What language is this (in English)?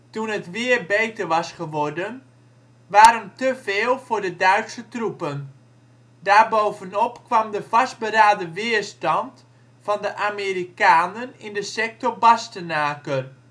Dutch